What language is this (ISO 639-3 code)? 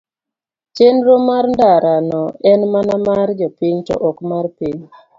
luo